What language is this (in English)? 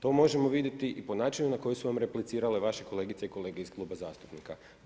Croatian